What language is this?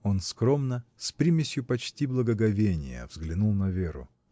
Russian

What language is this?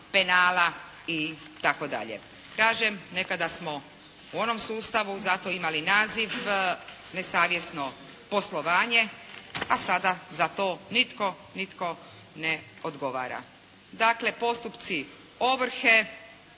Croatian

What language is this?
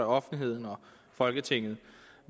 Danish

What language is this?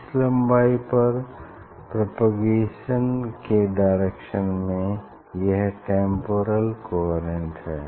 Hindi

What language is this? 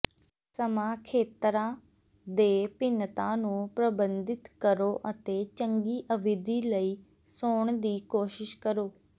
Punjabi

